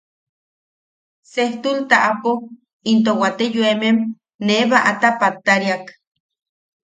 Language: Yaqui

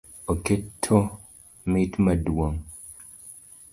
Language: Luo (Kenya and Tanzania)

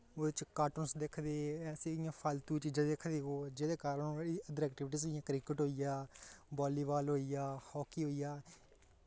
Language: Dogri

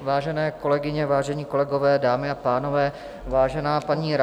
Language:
Czech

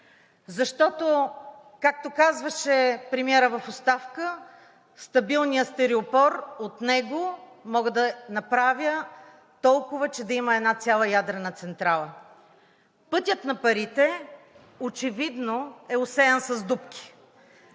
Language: Bulgarian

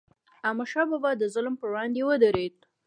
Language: Pashto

